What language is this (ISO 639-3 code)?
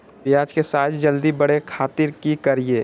mag